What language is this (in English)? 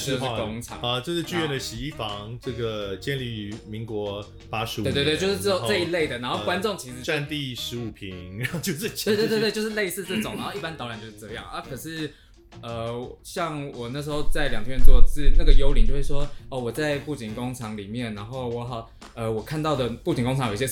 Chinese